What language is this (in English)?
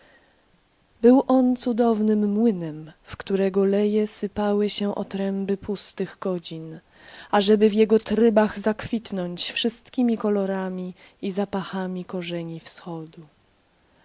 Polish